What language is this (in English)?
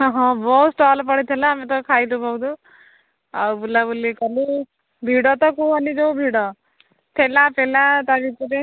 Odia